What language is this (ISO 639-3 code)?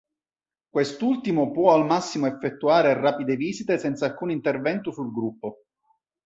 ita